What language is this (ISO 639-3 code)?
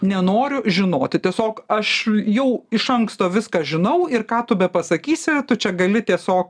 lit